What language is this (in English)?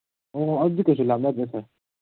Manipuri